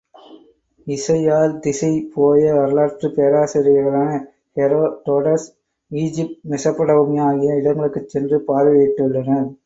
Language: Tamil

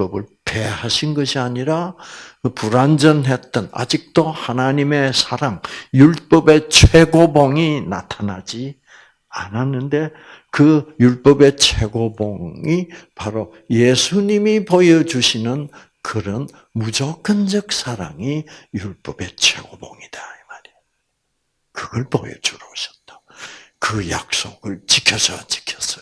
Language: Korean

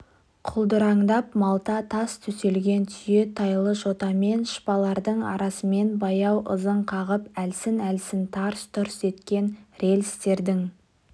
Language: Kazakh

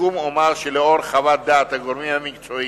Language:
Hebrew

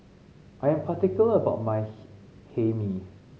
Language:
English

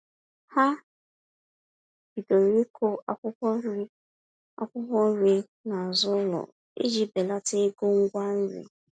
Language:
Igbo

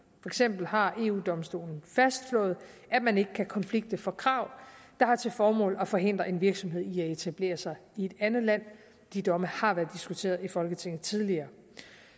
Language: Danish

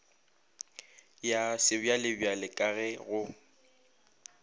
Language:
Northern Sotho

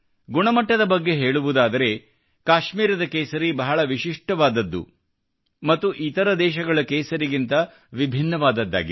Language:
Kannada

